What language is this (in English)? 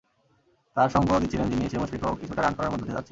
Bangla